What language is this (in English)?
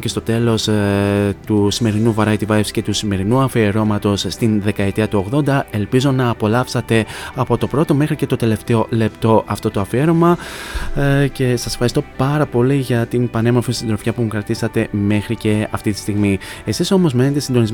Greek